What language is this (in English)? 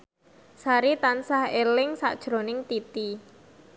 Javanese